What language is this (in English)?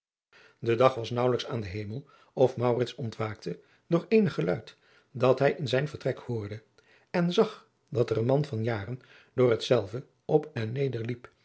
Dutch